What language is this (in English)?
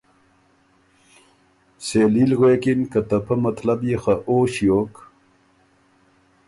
Ormuri